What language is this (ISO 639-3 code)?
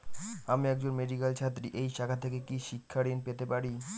ben